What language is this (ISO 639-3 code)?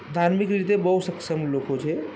guj